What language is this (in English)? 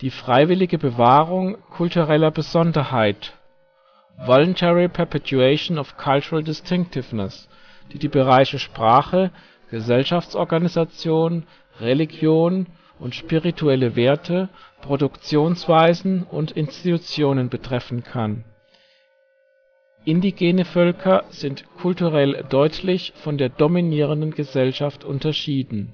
German